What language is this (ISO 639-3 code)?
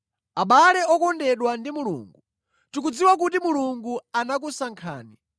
nya